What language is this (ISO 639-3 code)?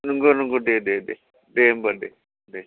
brx